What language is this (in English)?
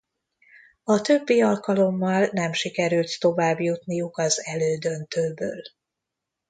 Hungarian